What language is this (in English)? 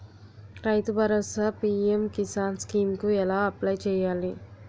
Telugu